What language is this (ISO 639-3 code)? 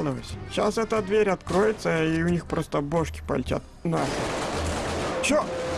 rus